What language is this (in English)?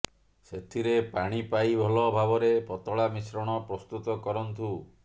Odia